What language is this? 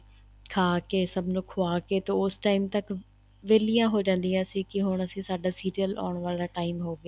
Punjabi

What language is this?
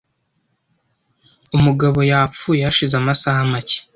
Kinyarwanda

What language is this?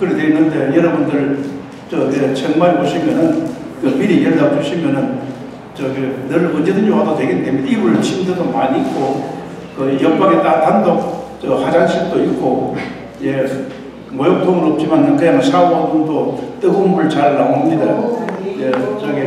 Korean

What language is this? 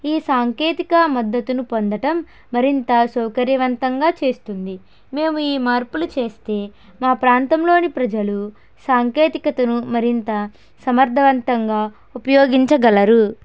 Telugu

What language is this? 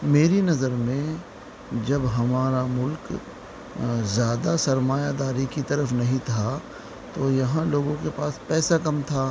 Urdu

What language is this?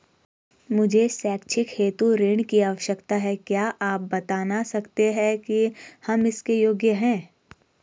Hindi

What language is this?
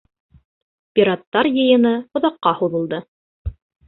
Bashkir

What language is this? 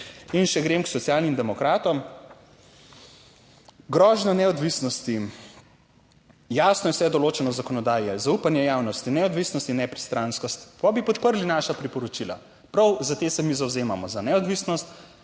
Slovenian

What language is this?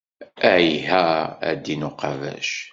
Kabyle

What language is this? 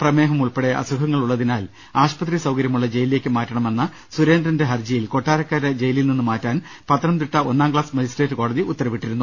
Malayalam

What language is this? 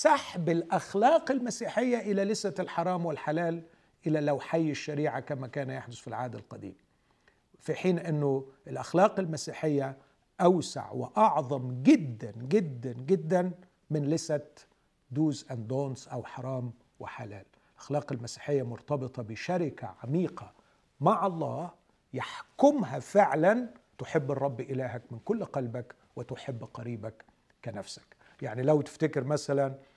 Arabic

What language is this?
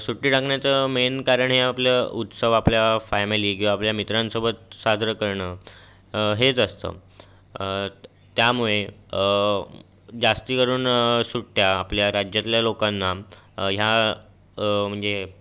Marathi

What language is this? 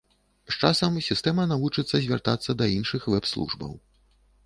Belarusian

